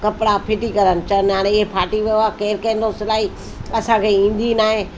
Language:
Sindhi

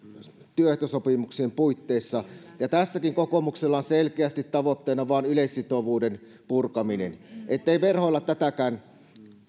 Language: Finnish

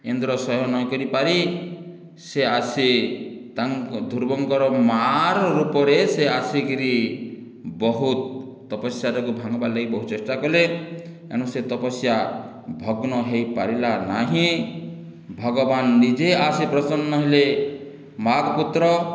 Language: Odia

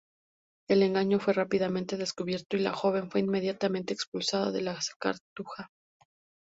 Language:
Spanish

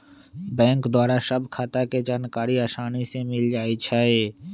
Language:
Magahi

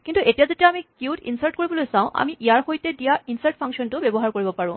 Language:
Assamese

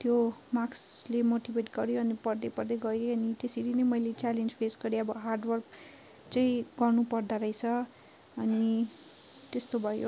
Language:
Nepali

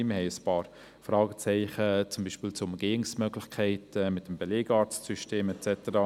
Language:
Swiss German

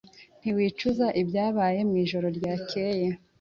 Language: Kinyarwanda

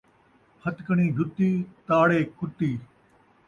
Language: Saraiki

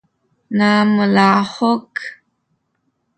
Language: Sakizaya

